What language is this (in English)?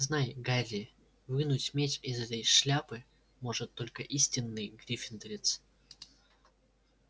Russian